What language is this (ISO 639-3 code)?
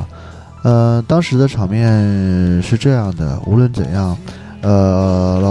zho